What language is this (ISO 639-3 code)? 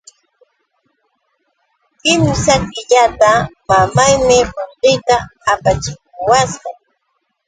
qux